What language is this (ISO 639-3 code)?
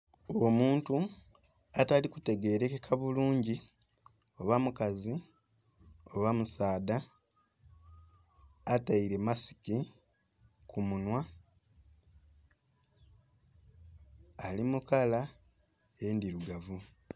xog